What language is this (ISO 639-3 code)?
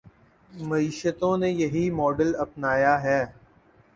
urd